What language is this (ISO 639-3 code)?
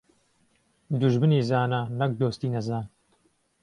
ckb